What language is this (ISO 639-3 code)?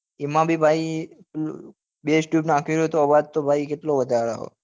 guj